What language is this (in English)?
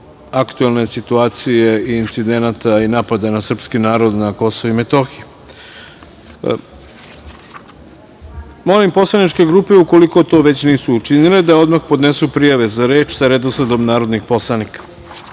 Serbian